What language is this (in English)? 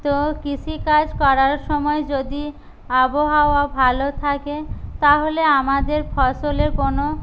Bangla